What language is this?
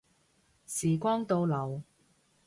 Cantonese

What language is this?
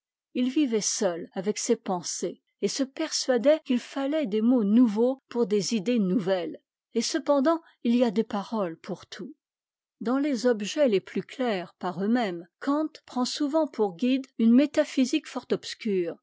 French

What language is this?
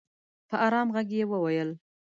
Pashto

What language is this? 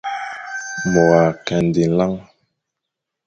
Fang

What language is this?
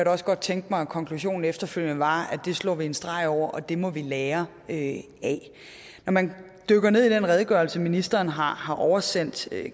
Danish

